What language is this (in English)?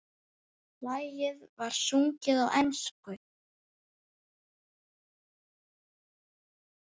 Icelandic